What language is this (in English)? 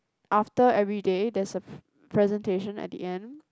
English